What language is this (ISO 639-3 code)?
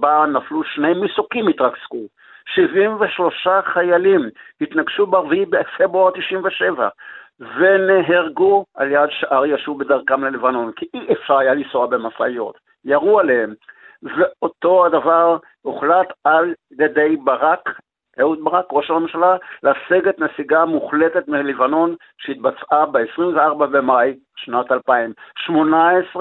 heb